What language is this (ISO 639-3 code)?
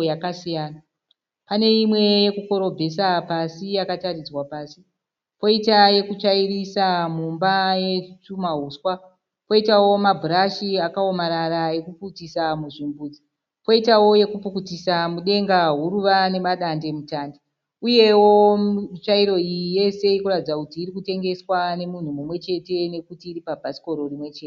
sna